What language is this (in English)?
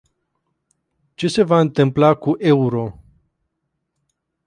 Romanian